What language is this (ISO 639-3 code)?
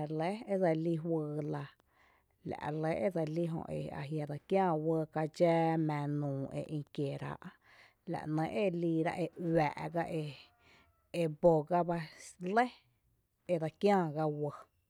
cte